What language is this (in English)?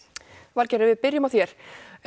Icelandic